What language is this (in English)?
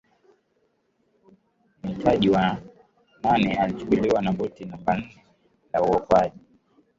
Swahili